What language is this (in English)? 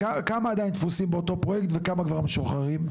Hebrew